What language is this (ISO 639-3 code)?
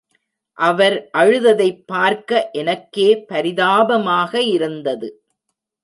tam